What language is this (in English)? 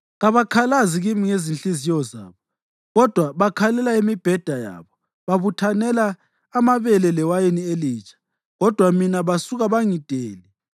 North Ndebele